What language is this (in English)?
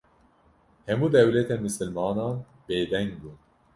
Kurdish